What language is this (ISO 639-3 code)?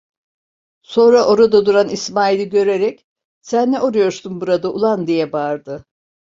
tur